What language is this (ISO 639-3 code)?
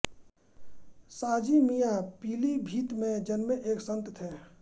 hin